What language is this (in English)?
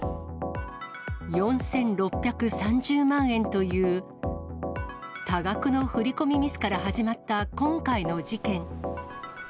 Japanese